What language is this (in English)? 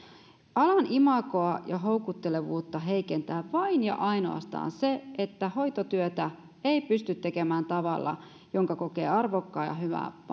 Finnish